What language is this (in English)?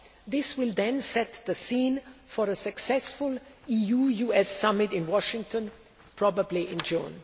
English